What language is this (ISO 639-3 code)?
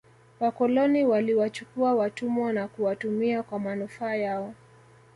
swa